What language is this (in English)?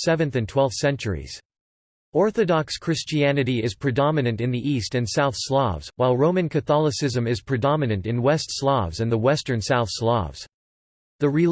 English